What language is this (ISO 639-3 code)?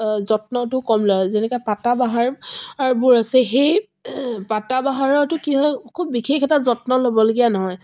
asm